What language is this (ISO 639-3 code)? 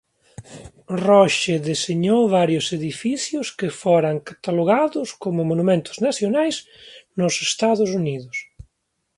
glg